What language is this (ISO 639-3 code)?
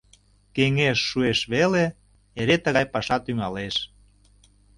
chm